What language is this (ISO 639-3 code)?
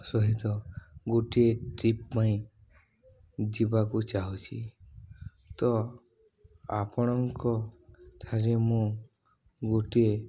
ori